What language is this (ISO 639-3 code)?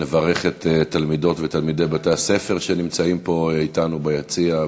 heb